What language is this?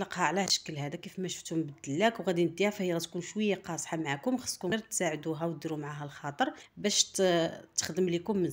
Arabic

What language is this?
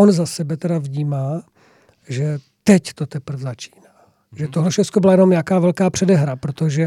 Czech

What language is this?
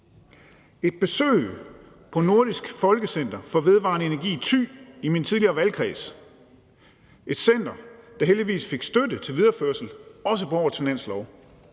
Danish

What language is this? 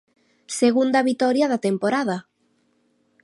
Galician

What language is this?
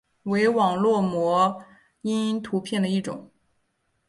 Chinese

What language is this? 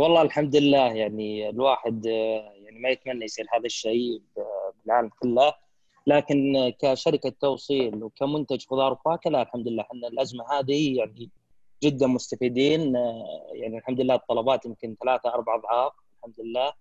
Arabic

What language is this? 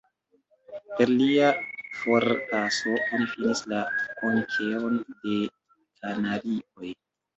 Esperanto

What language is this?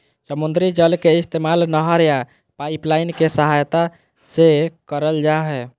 Magahi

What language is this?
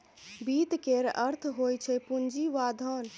Maithili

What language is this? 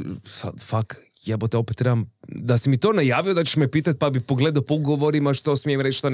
Croatian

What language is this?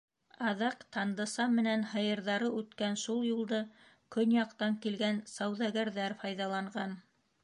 Bashkir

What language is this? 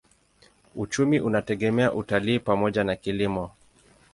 Swahili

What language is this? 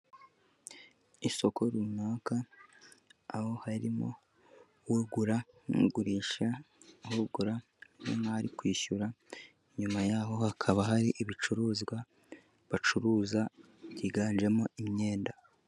Kinyarwanda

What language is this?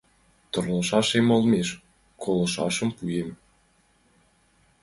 Mari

